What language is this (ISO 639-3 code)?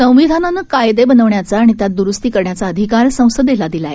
mar